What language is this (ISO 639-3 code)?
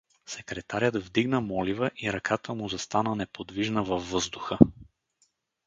bul